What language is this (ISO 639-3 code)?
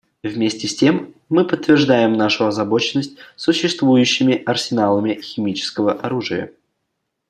rus